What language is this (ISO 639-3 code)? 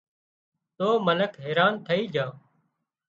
kxp